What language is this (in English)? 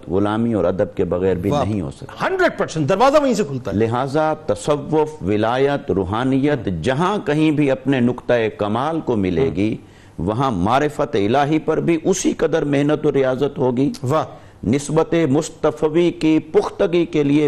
Urdu